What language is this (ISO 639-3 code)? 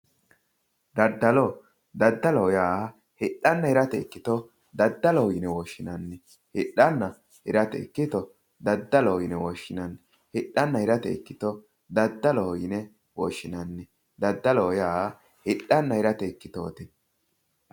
sid